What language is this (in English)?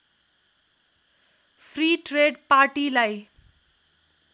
Nepali